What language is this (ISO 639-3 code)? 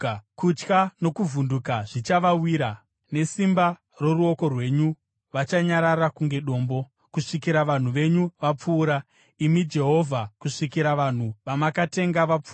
sna